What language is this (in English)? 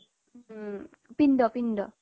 Assamese